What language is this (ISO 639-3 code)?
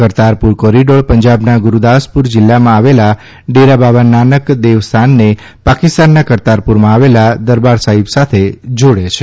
guj